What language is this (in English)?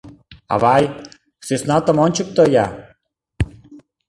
Mari